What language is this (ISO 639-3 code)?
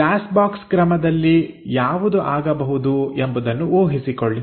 kan